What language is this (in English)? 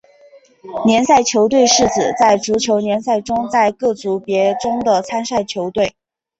Chinese